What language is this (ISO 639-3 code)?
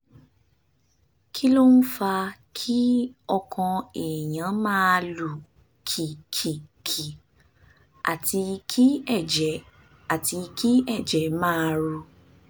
yor